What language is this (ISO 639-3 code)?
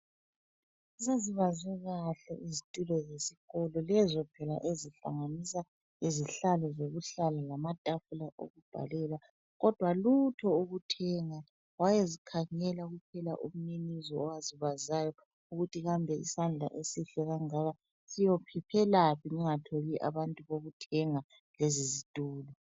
nde